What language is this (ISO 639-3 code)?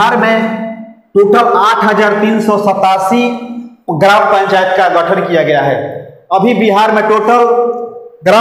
hin